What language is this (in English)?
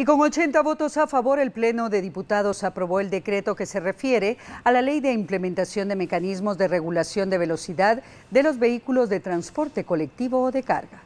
Spanish